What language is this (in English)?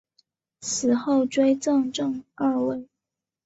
Chinese